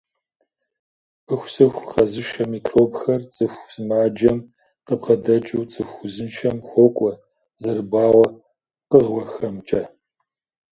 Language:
Kabardian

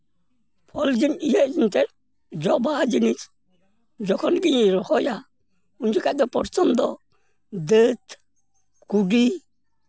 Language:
Santali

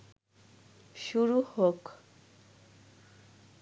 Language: Bangla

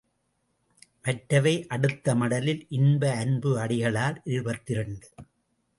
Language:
Tamil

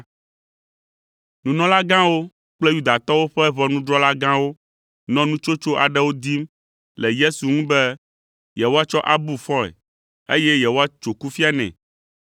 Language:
Ewe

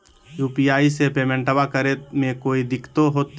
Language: Magahi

